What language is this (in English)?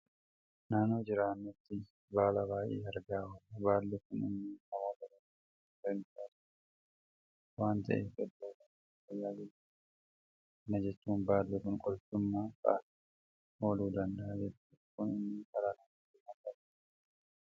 Oromo